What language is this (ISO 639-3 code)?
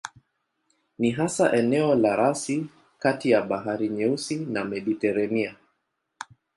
swa